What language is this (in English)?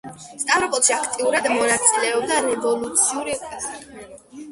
Georgian